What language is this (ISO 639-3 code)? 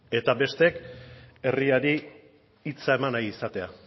eus